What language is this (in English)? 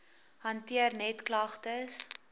Afrikaans